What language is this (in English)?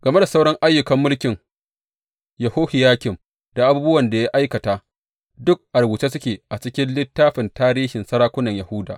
Hausa